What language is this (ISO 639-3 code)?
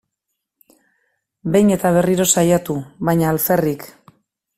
eus